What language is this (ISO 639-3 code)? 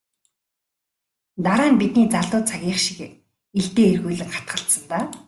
mon